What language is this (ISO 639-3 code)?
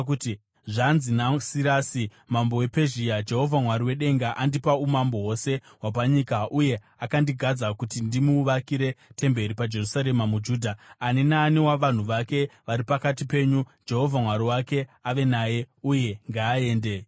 sna